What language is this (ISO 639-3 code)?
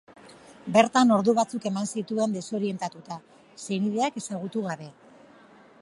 eus